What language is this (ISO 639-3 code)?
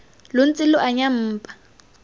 tsn